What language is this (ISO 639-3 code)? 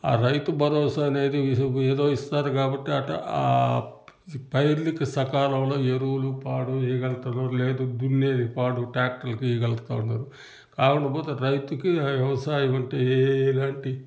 tel